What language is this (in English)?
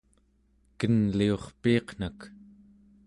Central Yupik